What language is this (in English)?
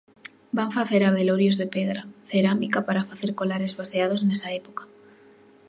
Galician